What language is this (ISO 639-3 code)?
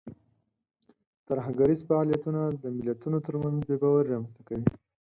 pus